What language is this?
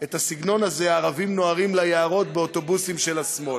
Hebrew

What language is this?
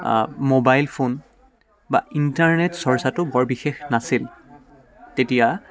Assamese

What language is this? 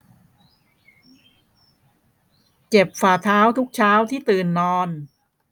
Thai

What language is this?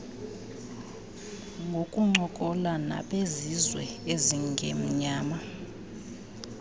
Xhosa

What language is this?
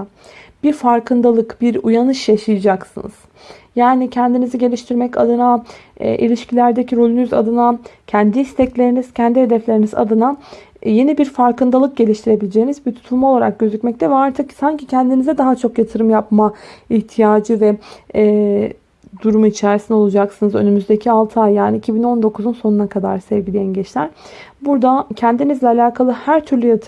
Turkish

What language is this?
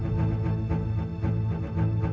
Indonesian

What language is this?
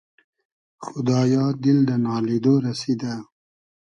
Hazaragi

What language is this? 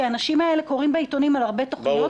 Hebrew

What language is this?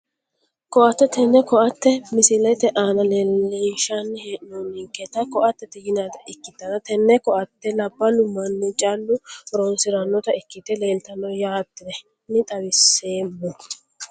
Sidamo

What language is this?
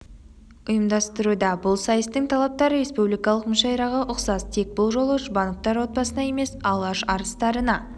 Kazakh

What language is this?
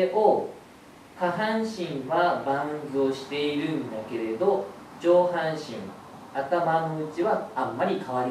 Japanese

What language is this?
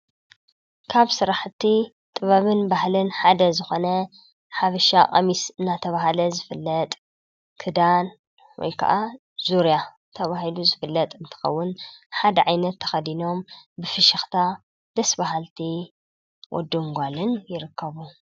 Tigrinya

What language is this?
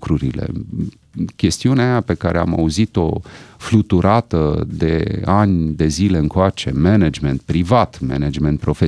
Romanian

